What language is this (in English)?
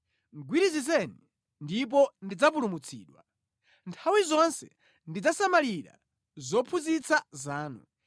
Nyanja